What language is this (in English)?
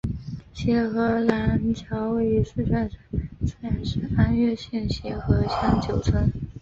Chinese